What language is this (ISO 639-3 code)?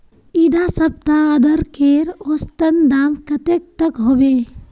mag